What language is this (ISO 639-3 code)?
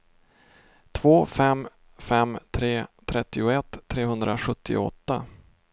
swe